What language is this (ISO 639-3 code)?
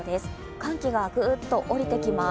jpn